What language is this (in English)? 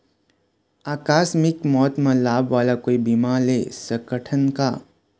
Chhattisgarhi